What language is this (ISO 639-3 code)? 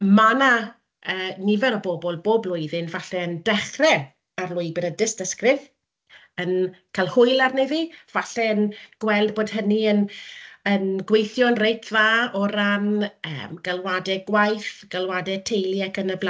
cym